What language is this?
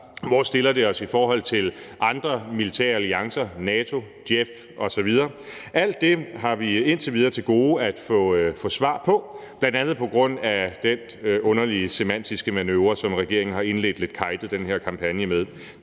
Danish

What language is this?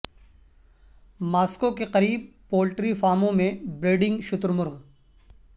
Urdu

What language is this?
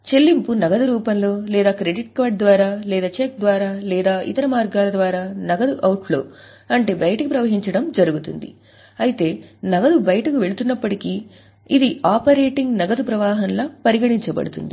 Telugu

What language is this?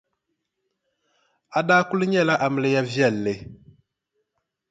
Dagbani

